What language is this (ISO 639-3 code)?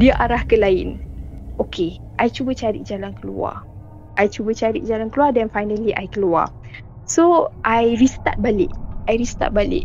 msa